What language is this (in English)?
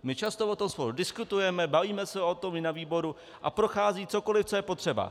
Czech